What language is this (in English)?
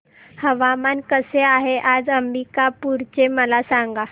Marathi